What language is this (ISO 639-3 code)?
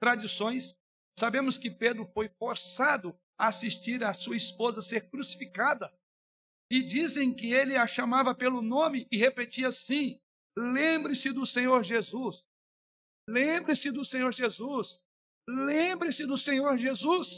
por